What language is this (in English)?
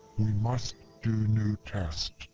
English